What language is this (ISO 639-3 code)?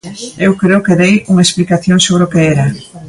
glg